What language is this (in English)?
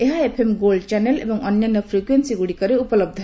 Odia